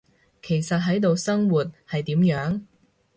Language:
Cantonese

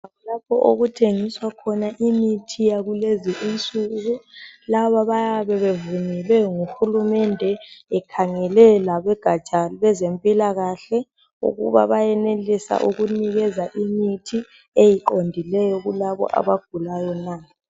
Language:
North Ndebele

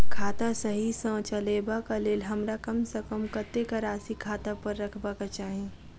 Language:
Maithili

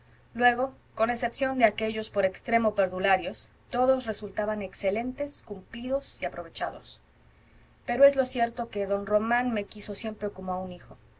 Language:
Spanish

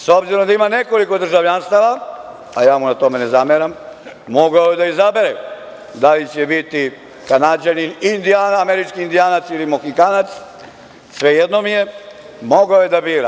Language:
Serbian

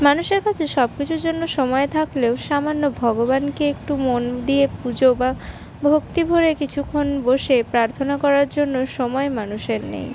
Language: Bangla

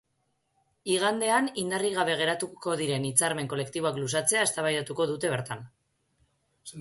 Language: Basque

